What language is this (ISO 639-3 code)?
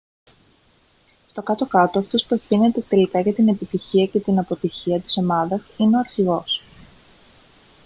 ell